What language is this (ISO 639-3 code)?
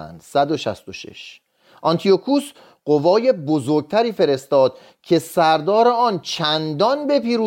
fas